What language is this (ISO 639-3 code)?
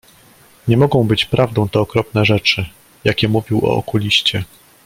pol